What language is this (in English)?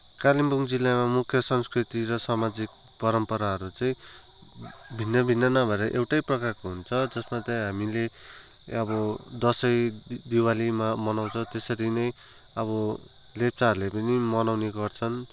Nepali